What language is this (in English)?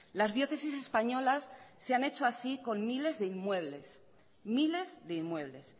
Spanish